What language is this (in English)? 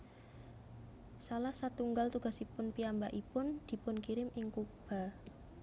Javanese